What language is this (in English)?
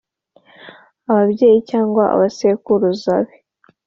Kinyarwanda